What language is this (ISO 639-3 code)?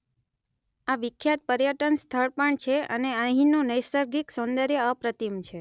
guj